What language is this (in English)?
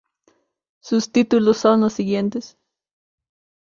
Spanish